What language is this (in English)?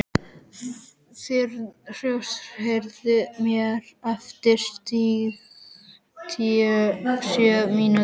Icelandic